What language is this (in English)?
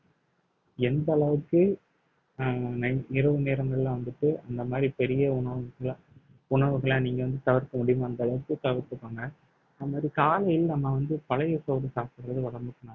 Tamil